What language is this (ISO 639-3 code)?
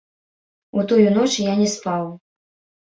bel